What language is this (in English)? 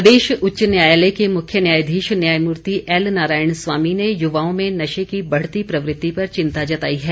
Hindi